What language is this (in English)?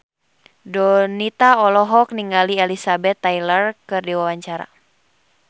Sundanese